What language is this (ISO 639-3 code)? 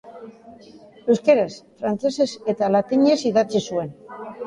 eus